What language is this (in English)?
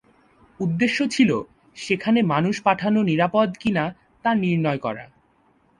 Bangla